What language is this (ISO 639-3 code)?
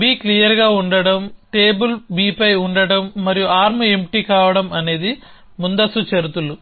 tel